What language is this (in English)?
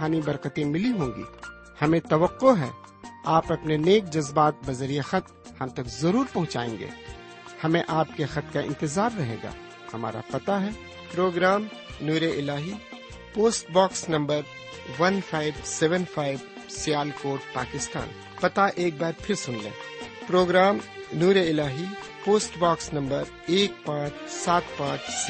Urdu